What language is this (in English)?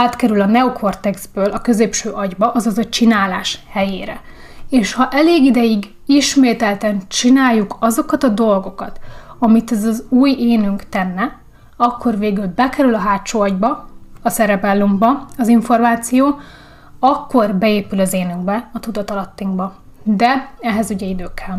Hungarian